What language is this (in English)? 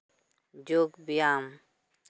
Santali